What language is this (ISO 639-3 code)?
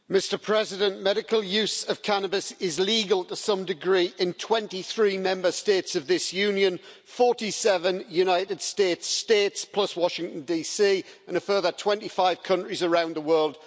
eng